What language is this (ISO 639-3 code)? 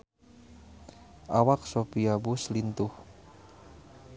sun